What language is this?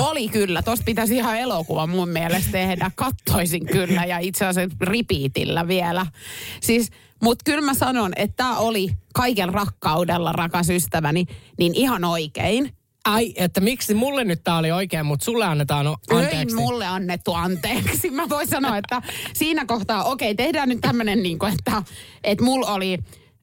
Finnish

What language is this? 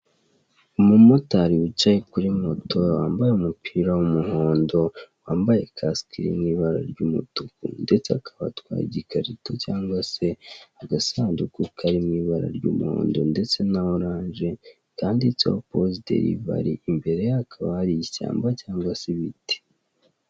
Kinyarwanda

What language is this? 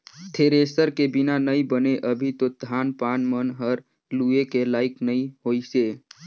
Chhattisgarhi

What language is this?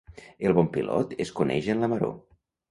Catalan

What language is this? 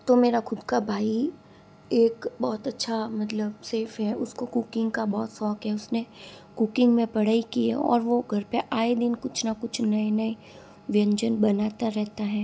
Hindi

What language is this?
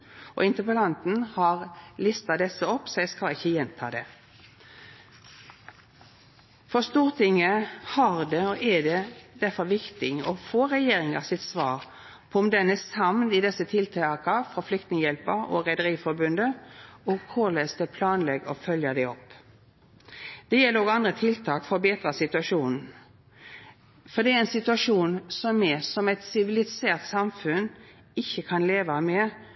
Norwegian Nynorsk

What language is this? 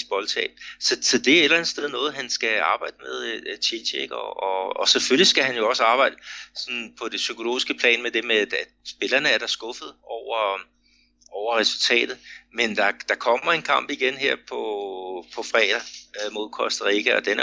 Danish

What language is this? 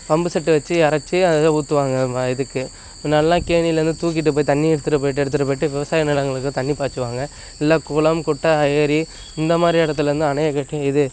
Tamil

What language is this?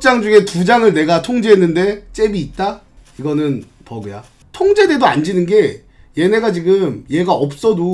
Korean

